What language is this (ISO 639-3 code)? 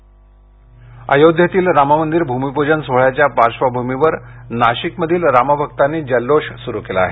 mar